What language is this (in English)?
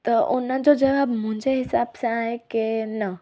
Sindhi